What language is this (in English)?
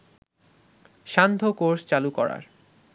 Bangla